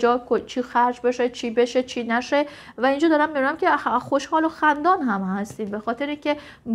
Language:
Persian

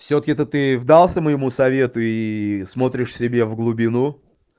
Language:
Russian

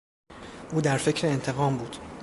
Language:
Persian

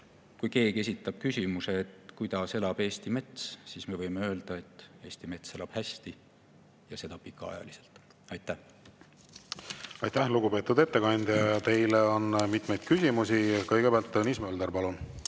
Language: Estonian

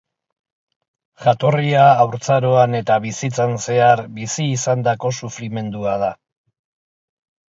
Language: Basque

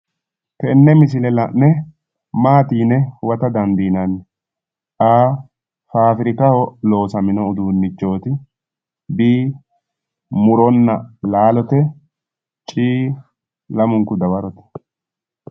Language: Sidamo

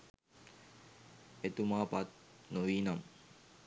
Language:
Sinhala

